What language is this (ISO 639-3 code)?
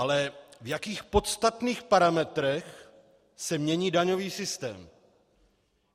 ces